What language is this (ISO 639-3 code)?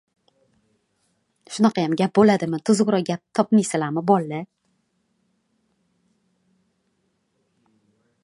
uzb